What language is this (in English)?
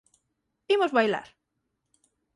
Galician